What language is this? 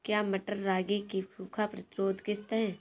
Hindi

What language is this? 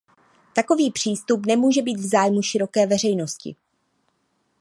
Czech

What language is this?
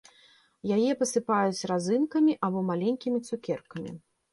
Belarusian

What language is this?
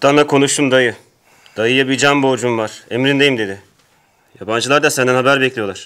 Turkish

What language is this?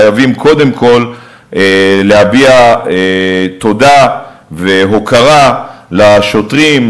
Hebrew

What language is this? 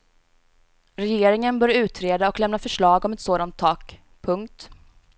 Swedish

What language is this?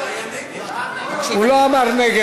Hebrew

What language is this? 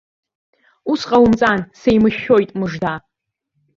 Abkhazian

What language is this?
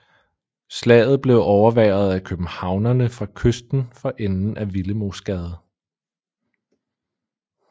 Danish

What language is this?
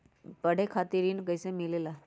Magahi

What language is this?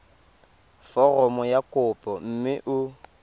Tswana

